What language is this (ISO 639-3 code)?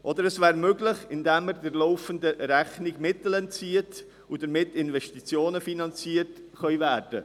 gsw